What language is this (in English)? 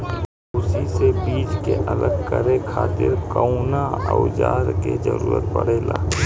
Bhojpuri